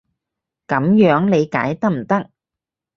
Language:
Cantonese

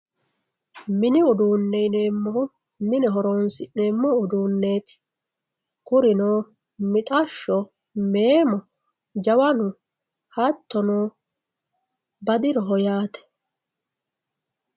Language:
Sidamo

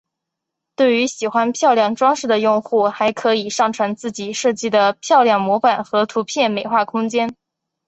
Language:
Chinese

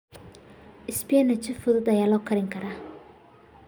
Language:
Somali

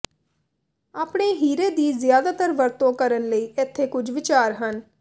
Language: Punjabi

